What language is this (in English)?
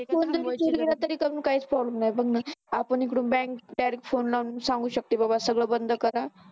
Marathi